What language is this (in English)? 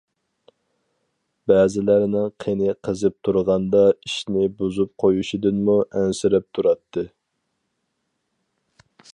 Uyghur